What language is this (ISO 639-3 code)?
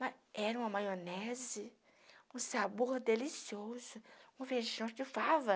por